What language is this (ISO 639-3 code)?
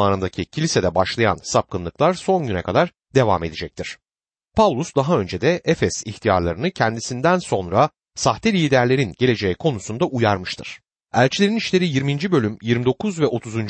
tur